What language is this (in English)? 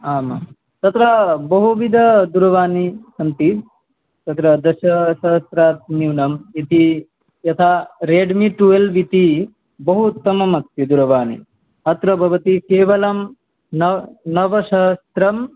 Sanskrit